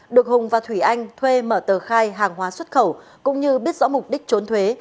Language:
Vietnamese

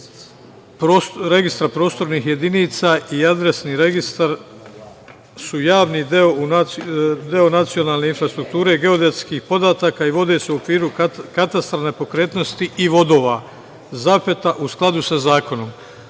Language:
Serbian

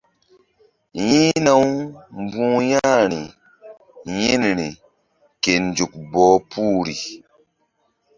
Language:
Mbum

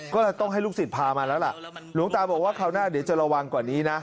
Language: Thai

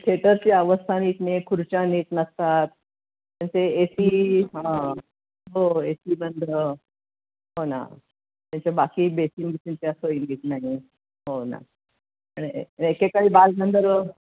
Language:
Marathi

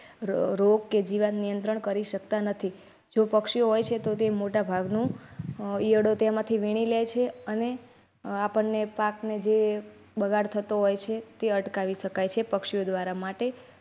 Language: Gujarati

